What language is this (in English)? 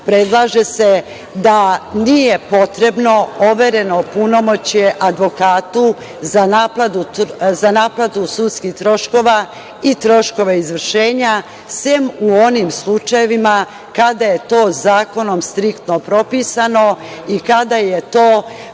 Serbian